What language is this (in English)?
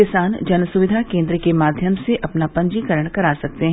Hindi